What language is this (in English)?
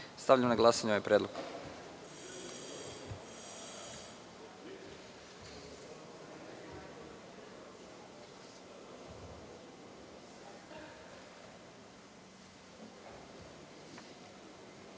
Serbian